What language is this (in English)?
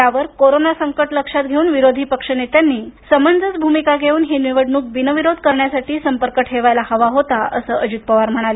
Marathi